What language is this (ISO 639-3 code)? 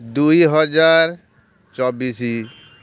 ori